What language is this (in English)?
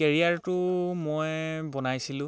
Assamese